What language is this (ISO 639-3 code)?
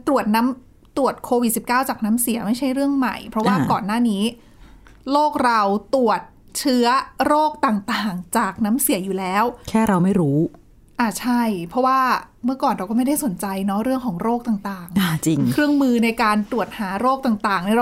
tha